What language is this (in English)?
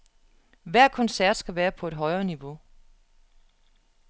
Danish